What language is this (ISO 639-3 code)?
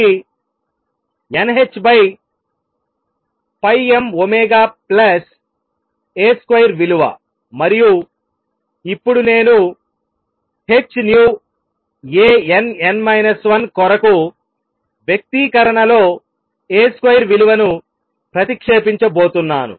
tel